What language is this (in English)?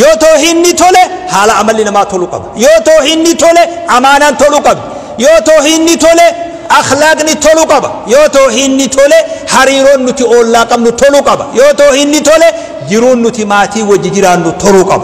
Arabic